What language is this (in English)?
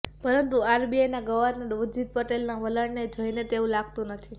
Gujarati